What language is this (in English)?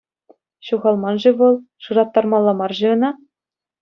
Chuvash